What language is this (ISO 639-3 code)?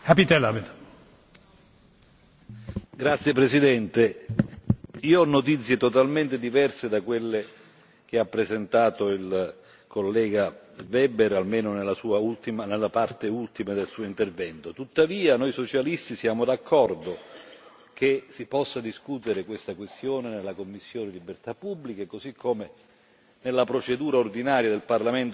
ita